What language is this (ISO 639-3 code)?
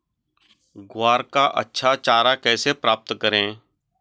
hin